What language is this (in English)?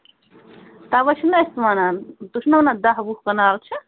Kashmiri